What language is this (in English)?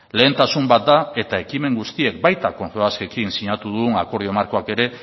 Basque